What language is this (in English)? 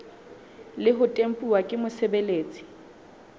Southern Sotho